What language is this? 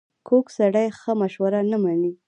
Pashto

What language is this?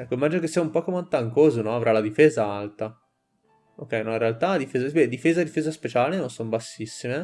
Italian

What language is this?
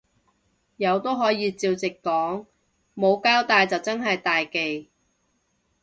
Cantonese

